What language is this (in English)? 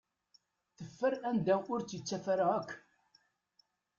Kabyle